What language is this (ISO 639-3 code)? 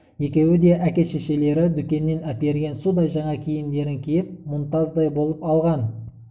kaz